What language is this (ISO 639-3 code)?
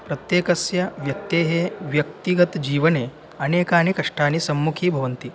san